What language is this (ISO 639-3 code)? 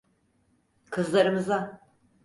tur